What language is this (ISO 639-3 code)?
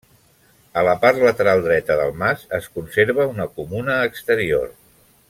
cat